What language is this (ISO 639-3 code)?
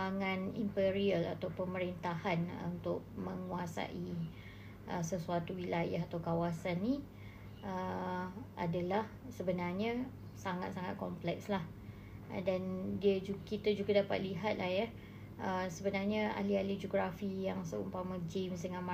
msa